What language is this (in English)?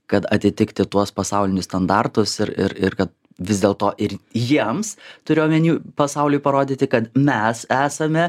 Lithuanian